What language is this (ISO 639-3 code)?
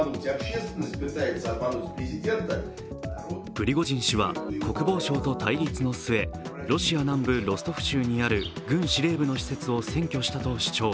jpn